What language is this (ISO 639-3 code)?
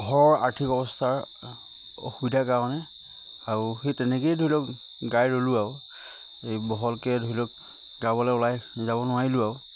asm